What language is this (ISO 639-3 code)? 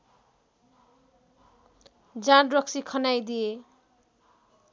nep